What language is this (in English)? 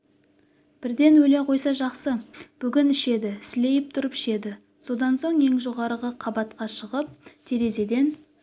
Kazakh